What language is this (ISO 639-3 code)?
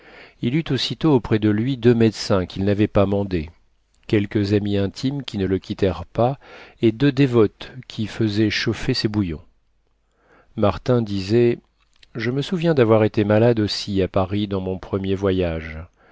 fra